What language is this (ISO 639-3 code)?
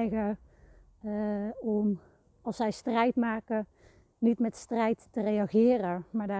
nld